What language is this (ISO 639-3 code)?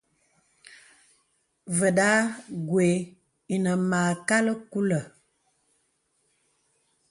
beb